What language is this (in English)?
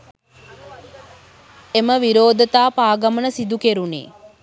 Sinhala